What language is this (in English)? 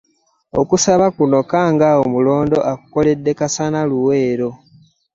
Ganda